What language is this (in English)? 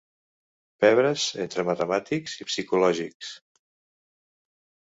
Catalan